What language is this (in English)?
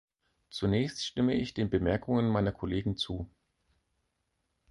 German